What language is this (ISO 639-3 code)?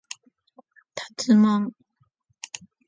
jpn